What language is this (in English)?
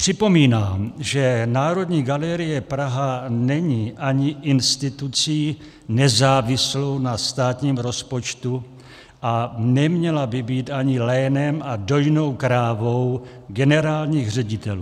Czech